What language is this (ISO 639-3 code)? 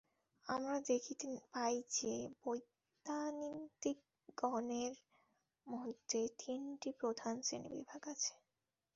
ben